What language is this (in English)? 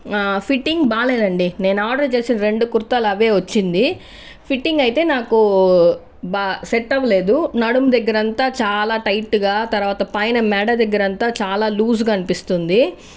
Telugu